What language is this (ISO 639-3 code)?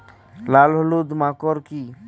ben